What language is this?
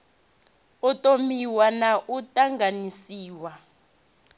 Venda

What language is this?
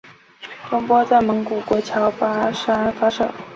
Chinese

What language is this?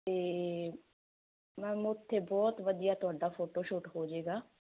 Punjabi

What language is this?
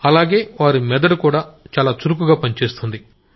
Telugu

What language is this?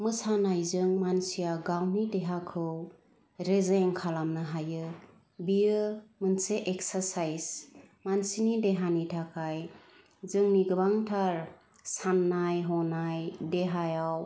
Bodo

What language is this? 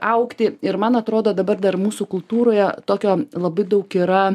Lithuanian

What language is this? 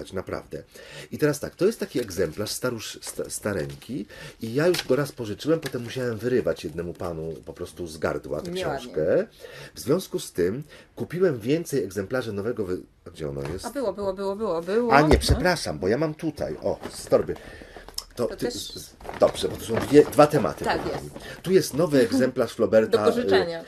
Polish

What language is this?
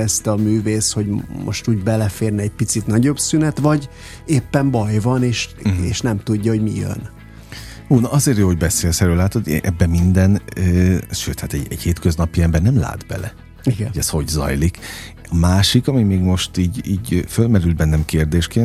Hungarian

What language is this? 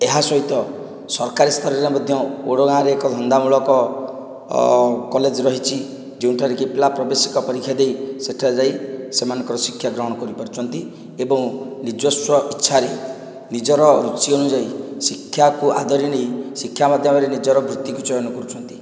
Odia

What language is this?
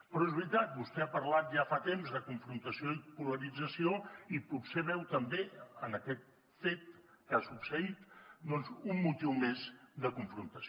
Catalan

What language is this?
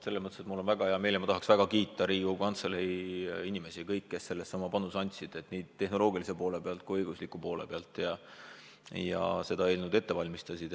Estonian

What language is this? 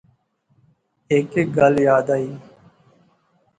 Pahari-Potwari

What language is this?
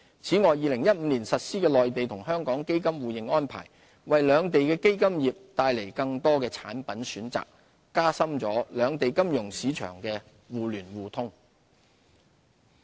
Cantonese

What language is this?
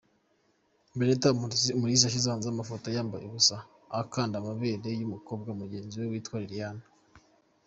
Kinyarwanda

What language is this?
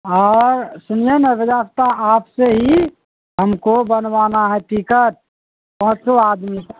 Urdu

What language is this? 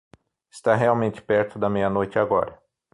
Portuguese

